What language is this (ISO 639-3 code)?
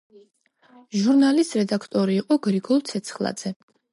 kat